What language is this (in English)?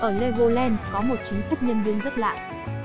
Vietnamese